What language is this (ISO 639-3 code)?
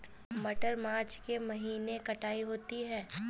hin